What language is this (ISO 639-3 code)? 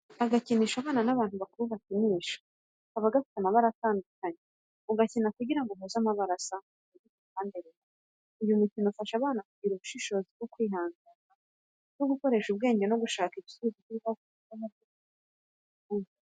kin